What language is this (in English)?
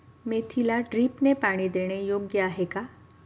Marathi